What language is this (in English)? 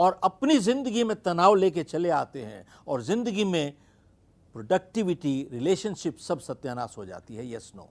Hindi